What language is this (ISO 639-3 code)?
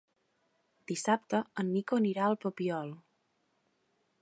cat